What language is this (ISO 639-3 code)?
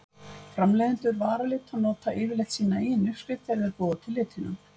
isl